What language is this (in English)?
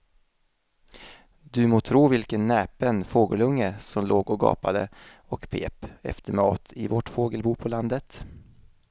Swedish